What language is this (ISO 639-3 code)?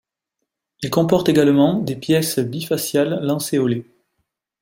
fra